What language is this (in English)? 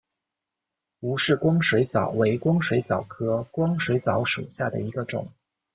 Chinese